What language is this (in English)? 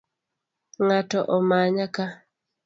Luo (Kenya and Tanzania)